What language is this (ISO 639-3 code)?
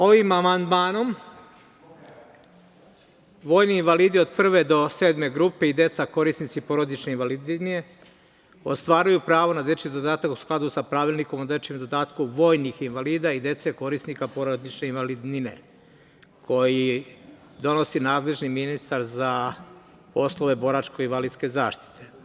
srp